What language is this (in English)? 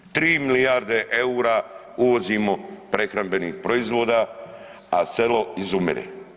Croatian